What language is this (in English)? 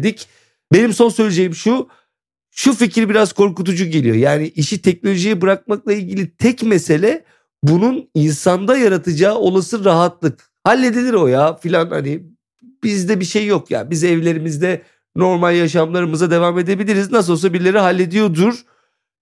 Turkish